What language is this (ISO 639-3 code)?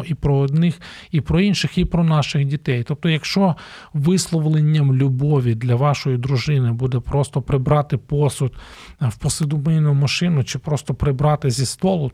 ukr